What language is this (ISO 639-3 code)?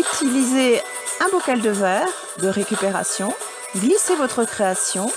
fra